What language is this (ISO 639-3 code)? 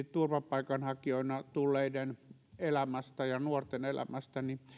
fin